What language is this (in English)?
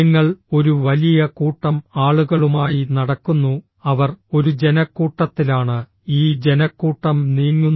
Malayalam